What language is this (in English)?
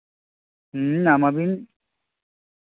Santali